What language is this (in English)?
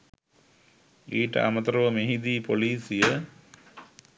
Sinhala